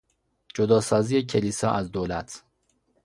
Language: Persian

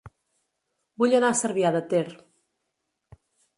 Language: Catalan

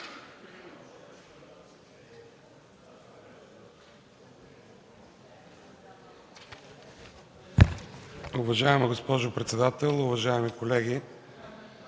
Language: Bulgarian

